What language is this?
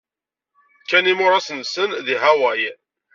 Kabyle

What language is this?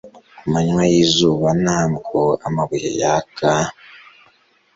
Kinyarwanda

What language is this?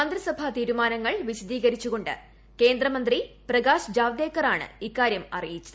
Malayalam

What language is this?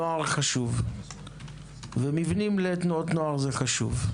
Hebrew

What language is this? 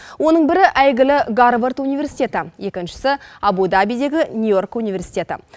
Kazakh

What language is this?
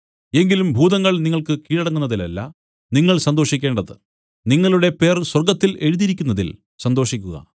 Malayalam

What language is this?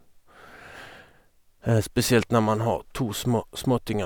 Norwegian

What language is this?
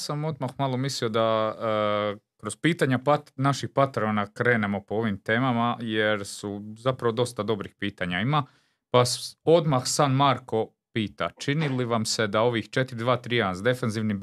Croatian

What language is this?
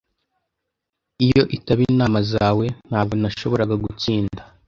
Kinyarwanda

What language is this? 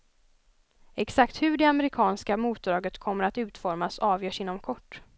Swedish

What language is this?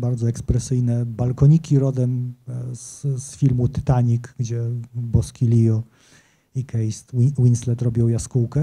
Polish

